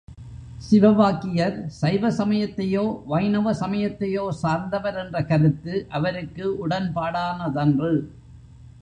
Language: Tamil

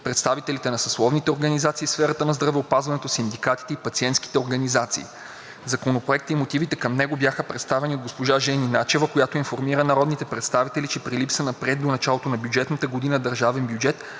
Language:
Bulgarian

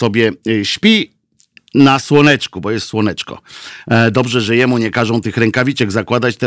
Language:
Polish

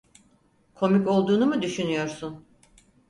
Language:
Turkish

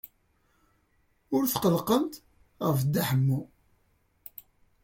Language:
Kabyle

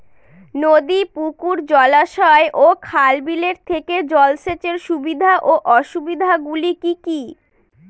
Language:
Bangla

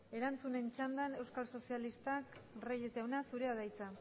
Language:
Basque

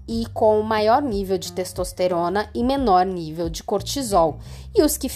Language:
Portuguese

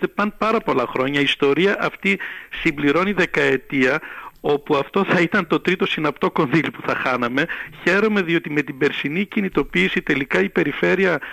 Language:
Greek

